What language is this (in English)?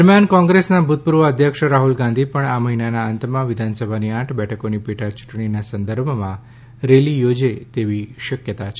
Gujarati